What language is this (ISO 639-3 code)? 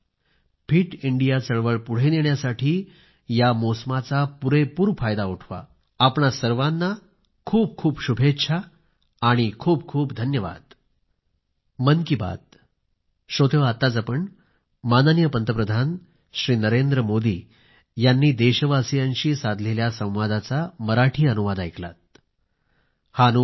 mar